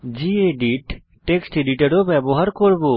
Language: Bangla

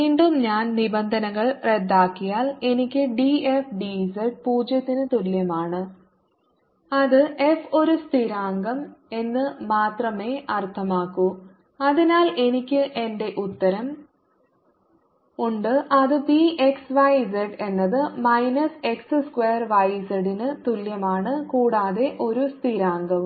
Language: Malayalam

